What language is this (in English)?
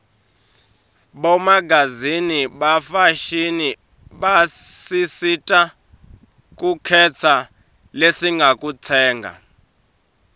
Swati